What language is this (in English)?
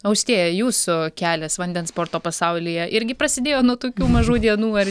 Lithuanian